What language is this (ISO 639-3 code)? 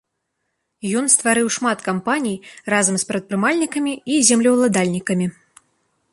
bel